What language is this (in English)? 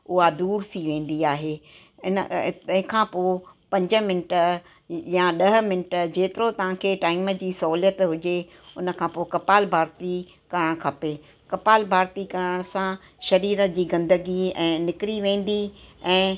Sindhi